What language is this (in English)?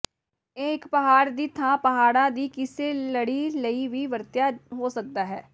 Punjabi